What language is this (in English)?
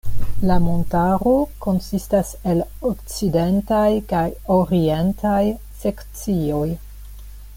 Esperanto